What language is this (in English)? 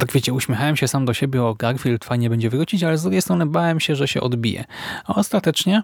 Polish